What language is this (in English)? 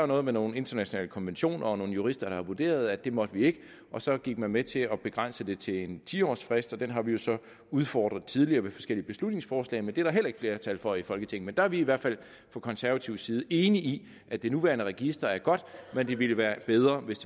Danish